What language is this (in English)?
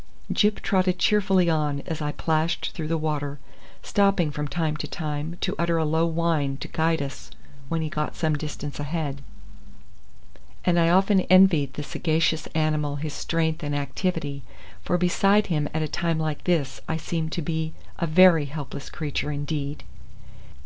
English